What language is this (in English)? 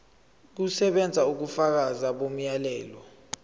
Zulu